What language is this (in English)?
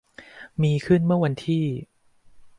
Thai